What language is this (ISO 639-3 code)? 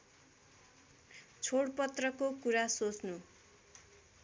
nep